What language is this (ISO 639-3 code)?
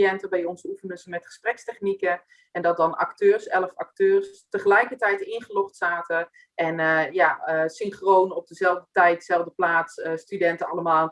nld